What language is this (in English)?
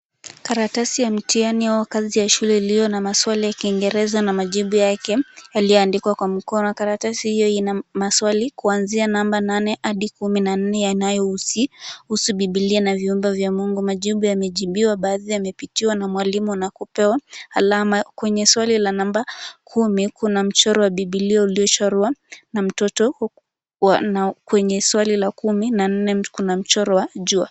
Swahili